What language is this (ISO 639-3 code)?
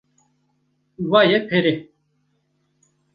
kur